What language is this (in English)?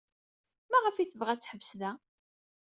Kabyle